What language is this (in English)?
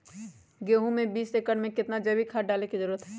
Magahi